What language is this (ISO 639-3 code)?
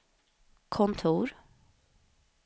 swe